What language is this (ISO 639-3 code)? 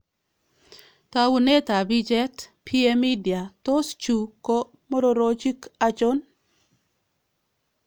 kln